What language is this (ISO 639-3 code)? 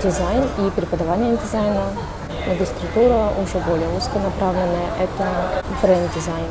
rus